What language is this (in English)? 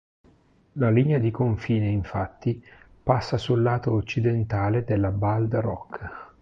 Italian